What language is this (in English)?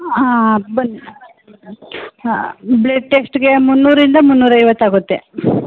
Kannada